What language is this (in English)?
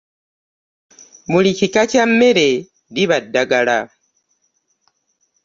Ganda